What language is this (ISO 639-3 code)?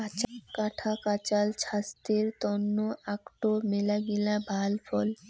ben